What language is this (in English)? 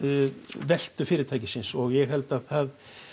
Icelandic